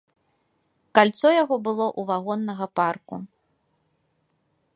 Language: Belarusian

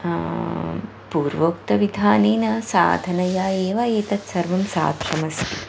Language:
Sanskrit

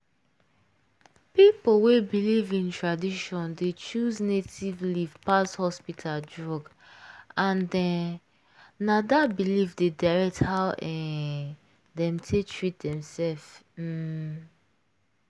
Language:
Nigerian Pidgin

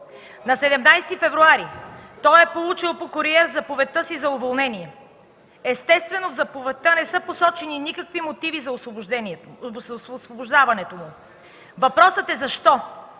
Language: Bulgarian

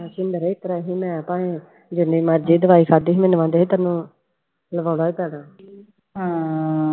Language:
Punjabi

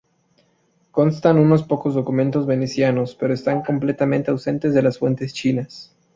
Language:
Spanish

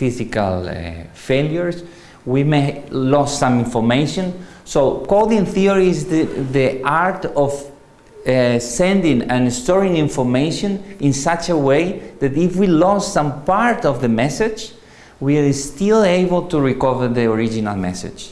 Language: English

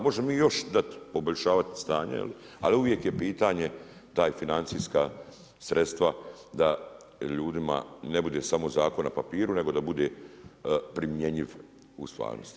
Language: Croatian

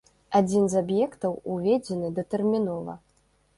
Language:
Belarusian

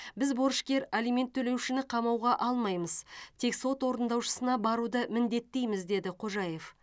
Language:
Kazakh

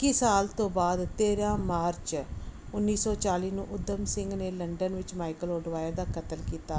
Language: Punjabi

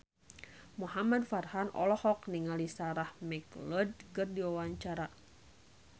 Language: Sundanese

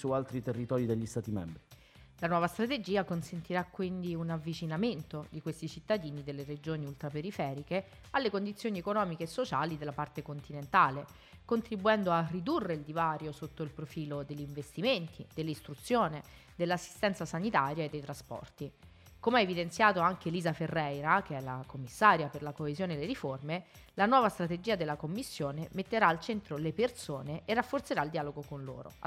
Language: Italian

